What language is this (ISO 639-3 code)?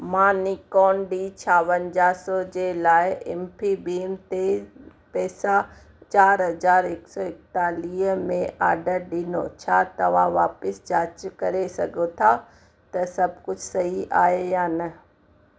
snd